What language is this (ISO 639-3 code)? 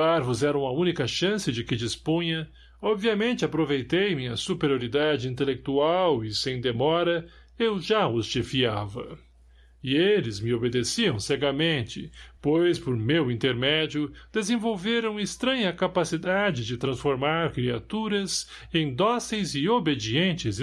por